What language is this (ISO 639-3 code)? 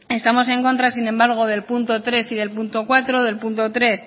spa